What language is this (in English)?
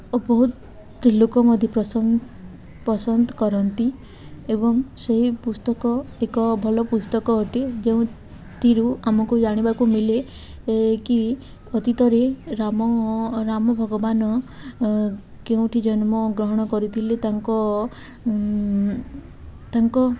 Odia